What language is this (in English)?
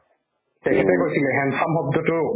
Assamese